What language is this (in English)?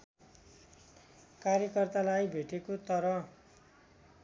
Nepali